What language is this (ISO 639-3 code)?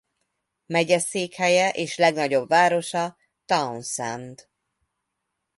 hun